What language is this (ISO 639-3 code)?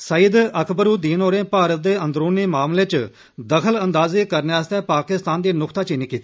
doi